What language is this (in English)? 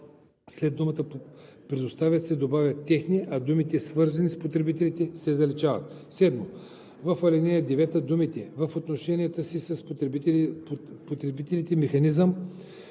Bulgarian